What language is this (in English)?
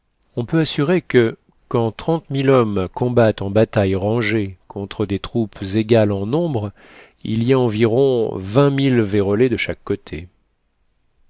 French